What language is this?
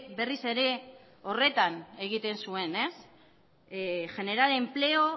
Basque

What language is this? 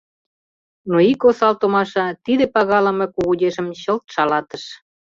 Mari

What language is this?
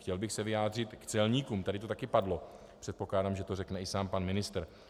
Czech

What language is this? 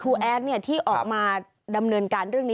Thai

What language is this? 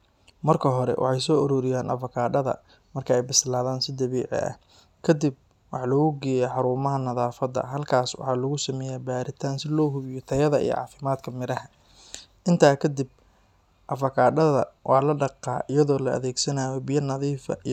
Somali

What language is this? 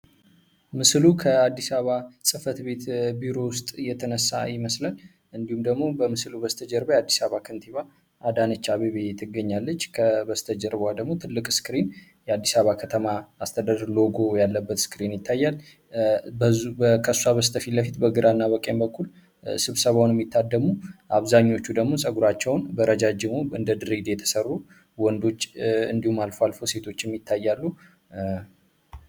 Amharic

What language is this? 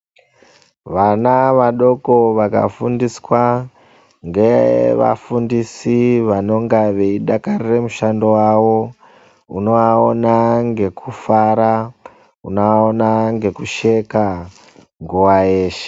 Ndau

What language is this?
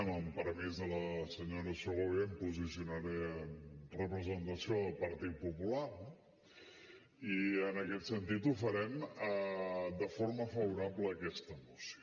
Catalan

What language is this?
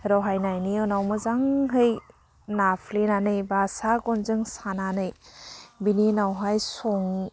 Bodo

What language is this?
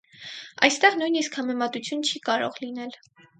Armenian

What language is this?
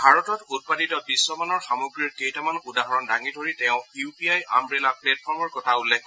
Assamese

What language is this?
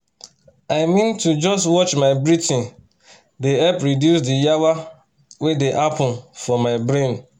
Nigerian Pidgin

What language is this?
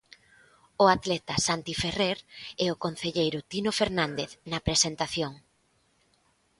Galician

